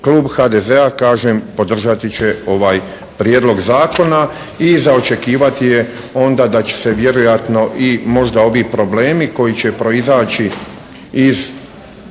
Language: Croatian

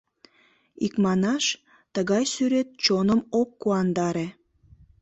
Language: Mari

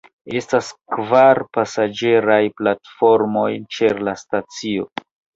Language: Esperanto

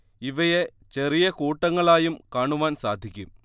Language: Malayalam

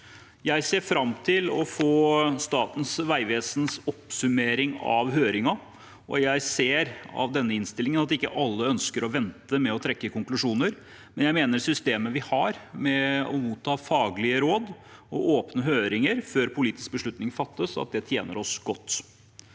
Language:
Norwegian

